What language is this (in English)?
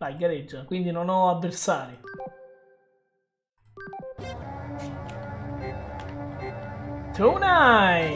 Italian